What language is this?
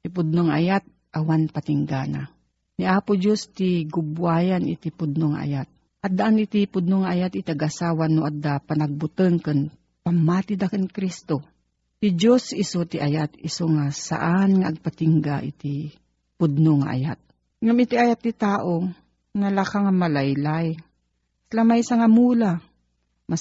Filipino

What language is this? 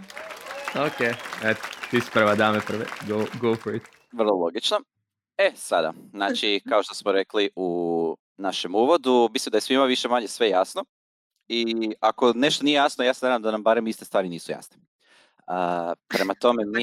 Croatian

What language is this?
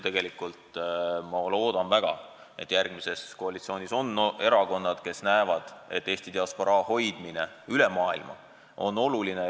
Estonian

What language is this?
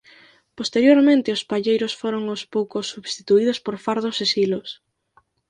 Galician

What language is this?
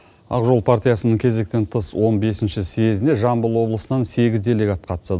Kazakh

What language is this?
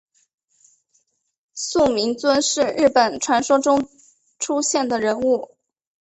Chinese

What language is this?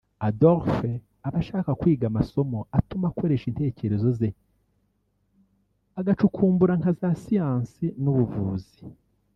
Kinyarwanda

